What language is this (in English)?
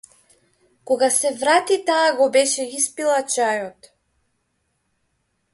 Macedonian